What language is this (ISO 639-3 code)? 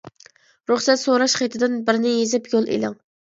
uig